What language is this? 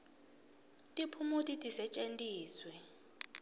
Swati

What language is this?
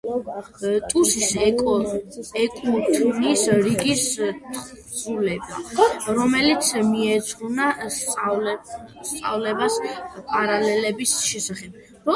Georgian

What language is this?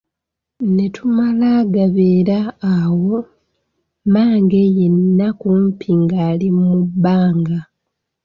Ganda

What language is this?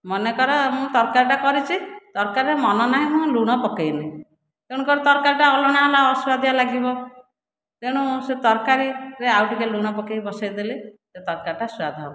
Odia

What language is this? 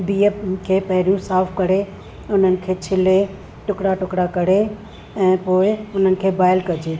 Sindhi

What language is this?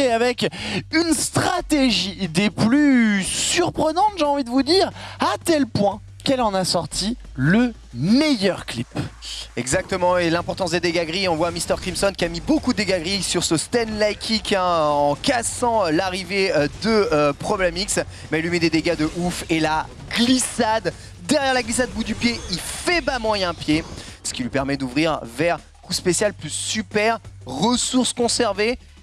French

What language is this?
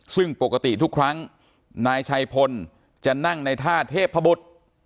Thai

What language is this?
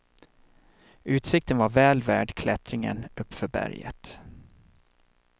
Swedish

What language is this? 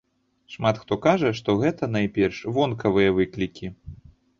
Belarusian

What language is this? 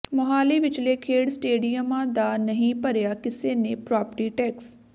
Punjabi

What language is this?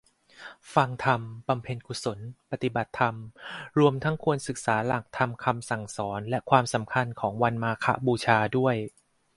Thai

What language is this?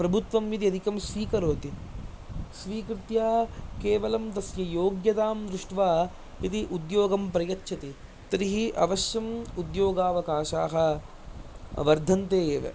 Sanskrit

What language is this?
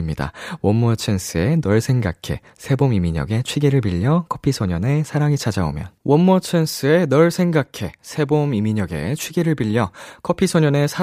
Korean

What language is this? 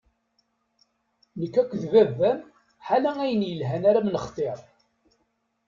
Kabyle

